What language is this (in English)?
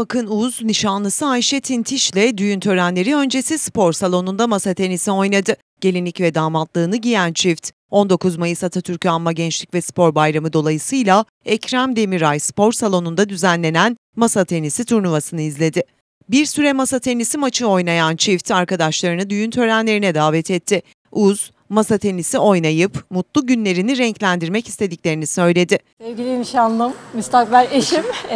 Turkish